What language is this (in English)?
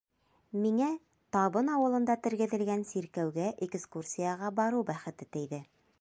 Bashkir